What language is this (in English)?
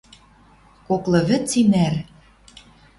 Western Mari